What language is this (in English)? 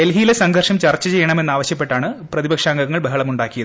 Malayalam